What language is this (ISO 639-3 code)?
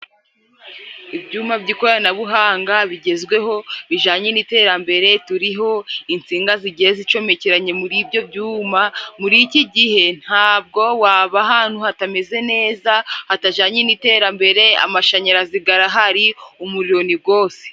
kin